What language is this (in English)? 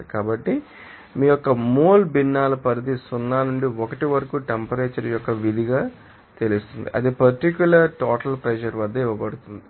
Telugu